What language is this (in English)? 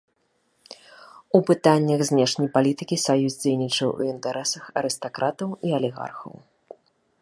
Belarusian